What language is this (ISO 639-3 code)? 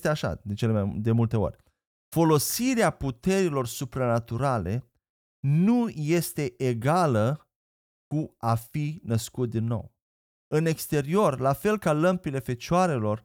ron